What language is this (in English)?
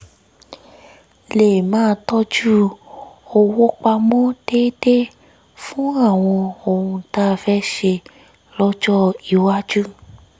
Yoruba